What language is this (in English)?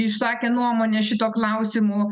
Lithuanian